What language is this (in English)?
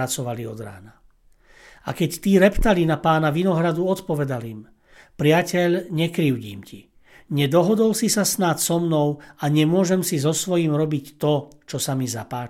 Slovak